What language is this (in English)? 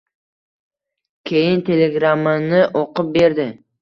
Uzbek